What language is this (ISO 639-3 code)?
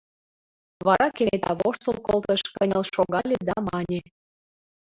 chm